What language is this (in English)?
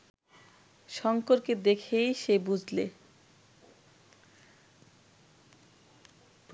Bangla